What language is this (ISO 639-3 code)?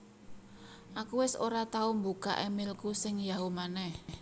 jav